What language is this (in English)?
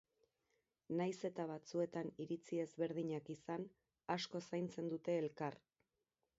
Basque